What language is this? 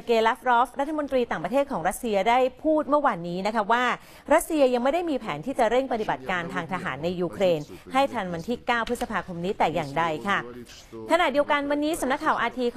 Thai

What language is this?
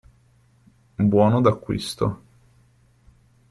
Italian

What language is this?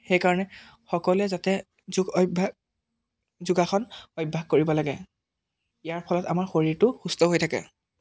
Assamese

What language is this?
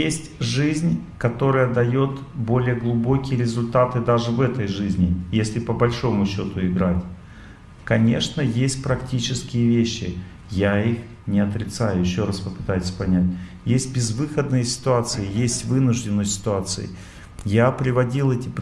Russian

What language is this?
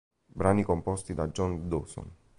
Italian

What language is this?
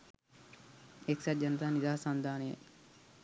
Sinhala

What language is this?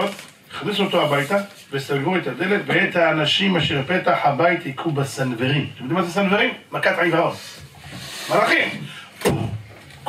Hebrew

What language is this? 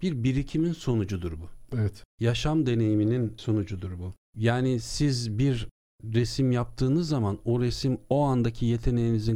Turkish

